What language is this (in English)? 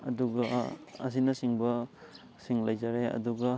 Manipuri